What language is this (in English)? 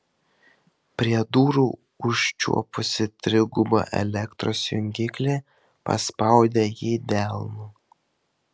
Lithuanian